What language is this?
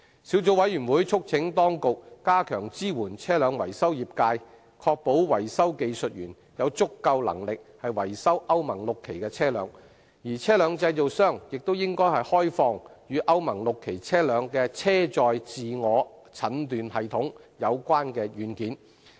Cantonese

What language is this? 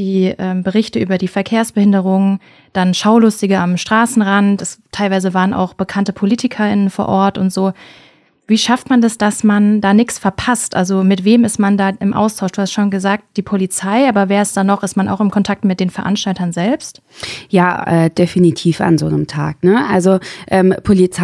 German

